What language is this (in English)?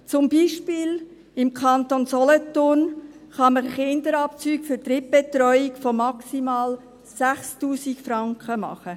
Swiss German